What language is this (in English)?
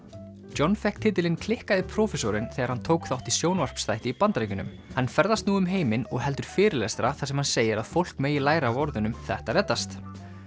Icelandic